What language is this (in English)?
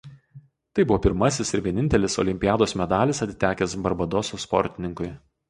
Lithuanian